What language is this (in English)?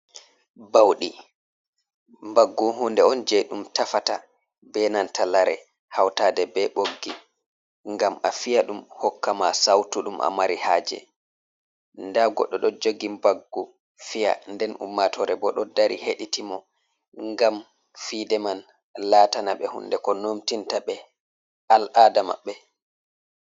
Fula